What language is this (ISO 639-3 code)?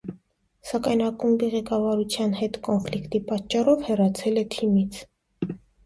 hye